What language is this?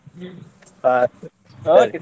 Kannada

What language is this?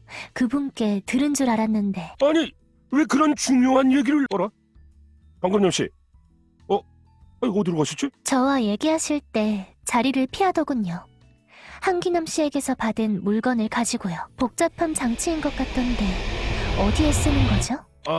Korean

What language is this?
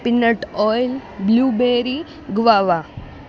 Gujarati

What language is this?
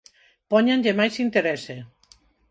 Galician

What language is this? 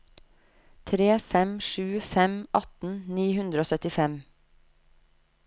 Norwegian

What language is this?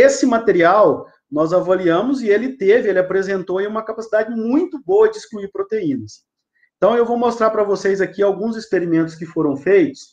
Portuguese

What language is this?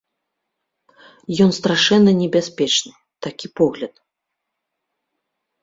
Belarusian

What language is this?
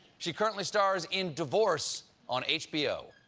English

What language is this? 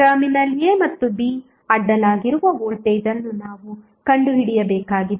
Kannada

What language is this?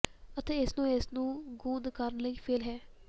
Punjabi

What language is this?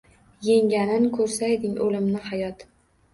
Uzbek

